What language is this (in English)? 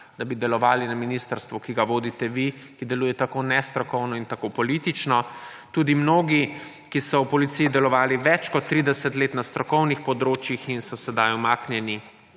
Slovenian